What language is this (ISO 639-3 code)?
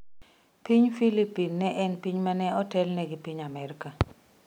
luo